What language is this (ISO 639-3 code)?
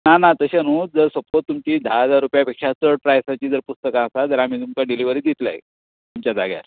kok